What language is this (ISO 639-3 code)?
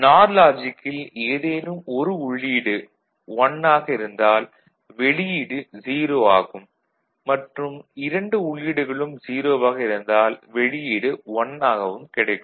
tam